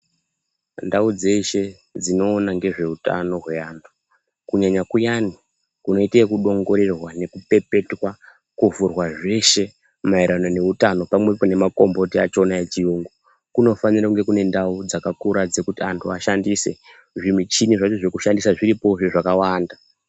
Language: Ndau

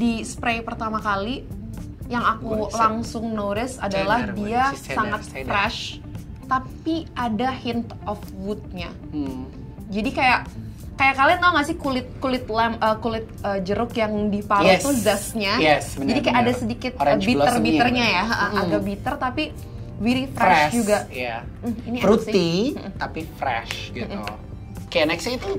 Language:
Indonesian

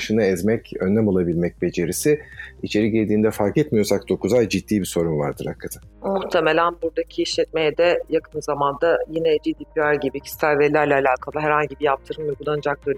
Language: Turkish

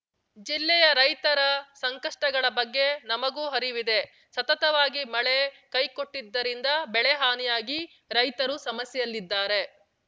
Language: Kannada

